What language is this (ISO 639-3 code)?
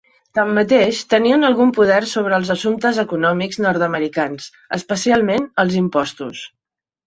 cat